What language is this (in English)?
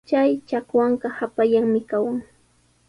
Sihuas Ancash Quechua